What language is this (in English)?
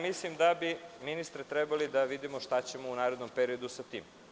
Serbian